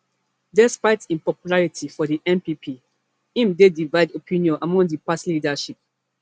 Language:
Nigerian Pidgin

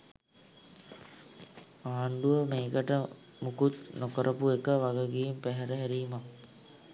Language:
Sinhala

